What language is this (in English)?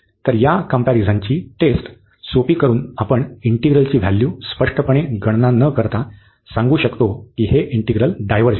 Marathi